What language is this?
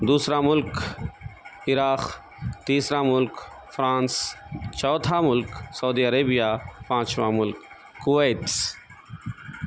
Urdu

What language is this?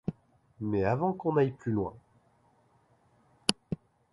French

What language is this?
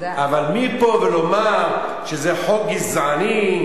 Hebrew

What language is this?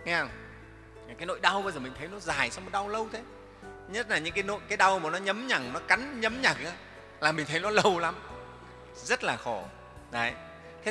Vietnamese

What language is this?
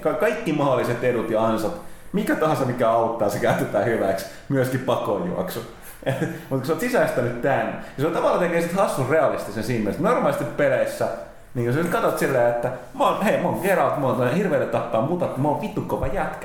Finnish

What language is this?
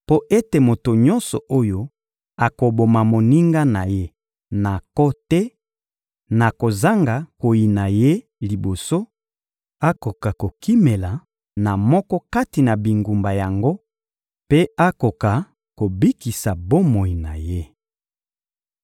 Lingala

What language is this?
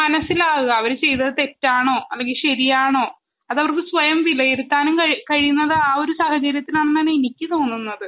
Malayalam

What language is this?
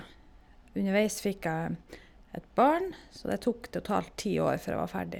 Norwegian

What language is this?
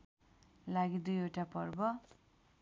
Nepali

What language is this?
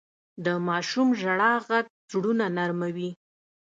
Pashto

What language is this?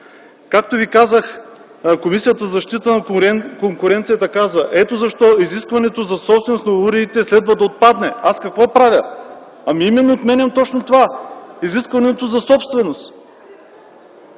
Bulgarian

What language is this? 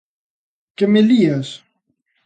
Galician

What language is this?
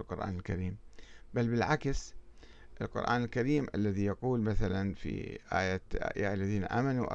Arabic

